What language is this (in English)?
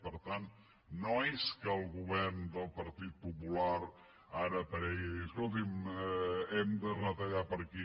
Catalan